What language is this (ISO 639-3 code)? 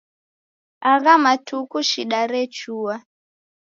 dav